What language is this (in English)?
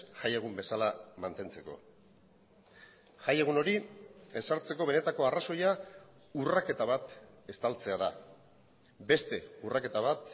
Basque